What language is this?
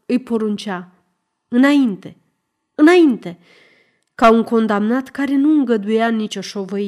Romanian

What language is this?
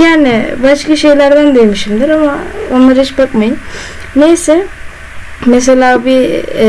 Turkish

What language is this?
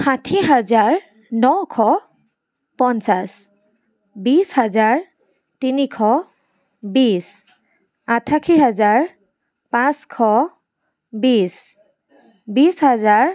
Assamese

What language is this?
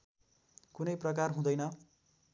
Nepali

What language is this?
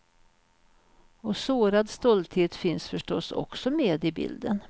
Swedish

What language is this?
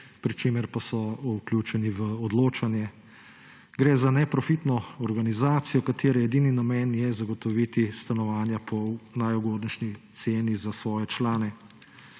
Slovenian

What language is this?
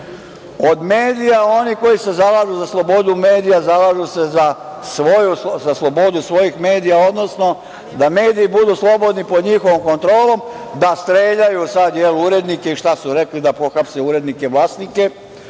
Serbian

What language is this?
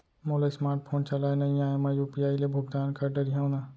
Chhattisgarhi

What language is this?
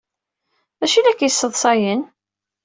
Kabyle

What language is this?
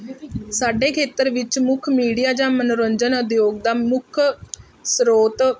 Punjabi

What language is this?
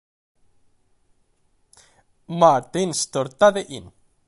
Swedish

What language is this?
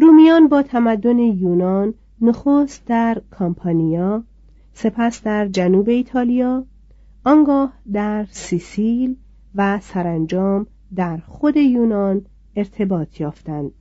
Persian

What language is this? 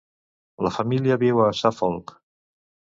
Catalan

